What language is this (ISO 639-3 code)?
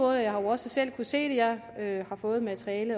dan